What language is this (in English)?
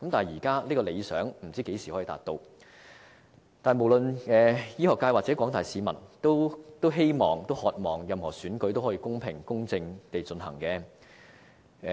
Cantonese